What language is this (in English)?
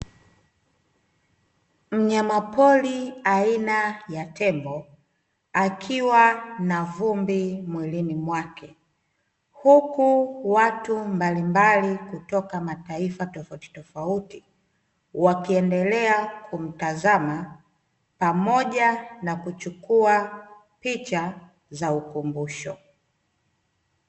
Swahili